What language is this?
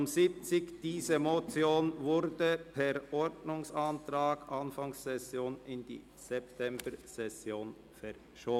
Swiss German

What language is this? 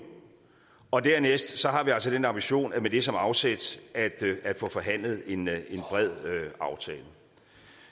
Danish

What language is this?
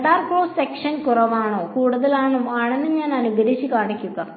Malayalam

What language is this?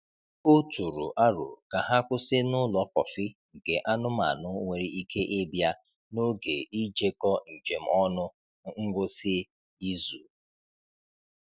Igbo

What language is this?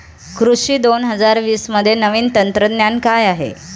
Marathi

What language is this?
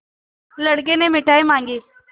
Hindi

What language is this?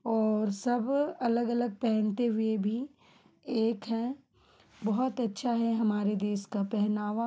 Hindi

